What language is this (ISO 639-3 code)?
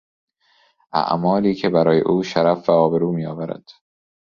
fas